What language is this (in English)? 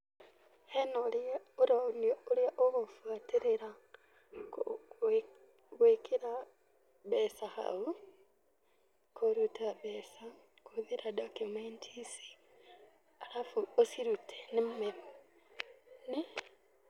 Kikuyu